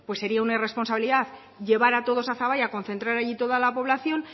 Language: Spanish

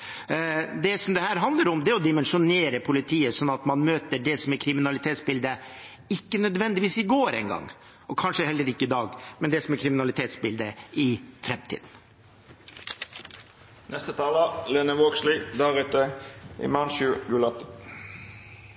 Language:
Norwegian Bokmål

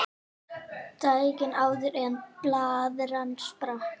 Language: Icelandic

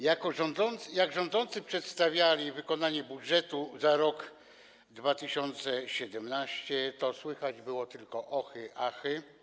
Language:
Polish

